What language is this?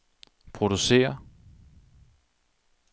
Danish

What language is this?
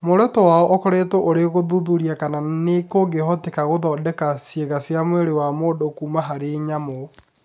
Kikuyu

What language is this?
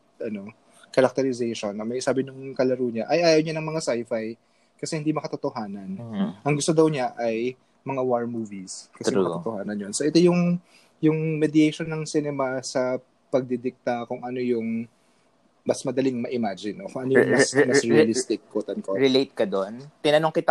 Filipino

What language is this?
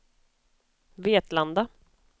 Swedish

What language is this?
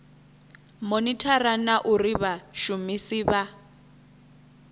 Venda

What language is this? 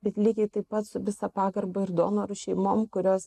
Lithuanian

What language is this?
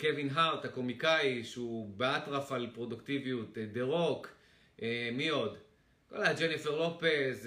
Hebrew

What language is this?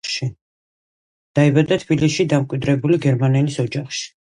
Georgian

